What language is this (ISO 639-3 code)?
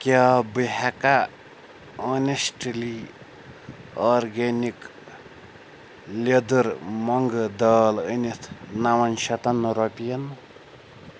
kas